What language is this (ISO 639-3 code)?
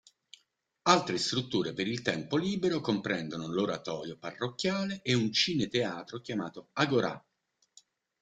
ita